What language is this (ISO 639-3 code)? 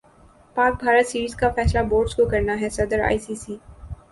urd